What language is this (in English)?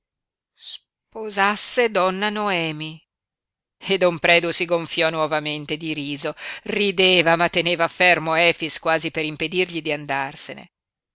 Italian